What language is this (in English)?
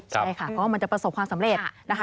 Thai